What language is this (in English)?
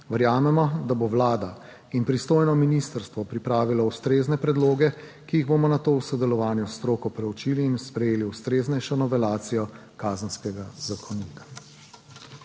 Slovenian